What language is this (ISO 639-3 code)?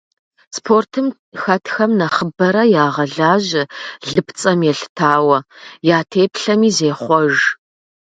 kbd